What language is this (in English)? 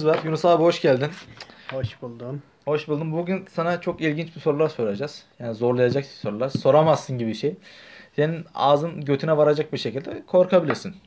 Turkish